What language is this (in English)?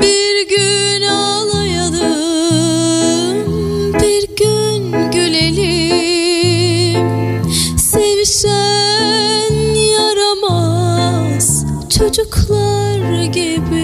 Turkish